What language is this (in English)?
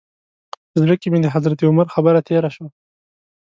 Pashto